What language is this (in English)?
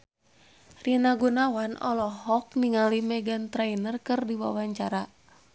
Sundanese